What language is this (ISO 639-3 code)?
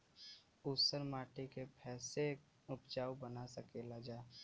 bho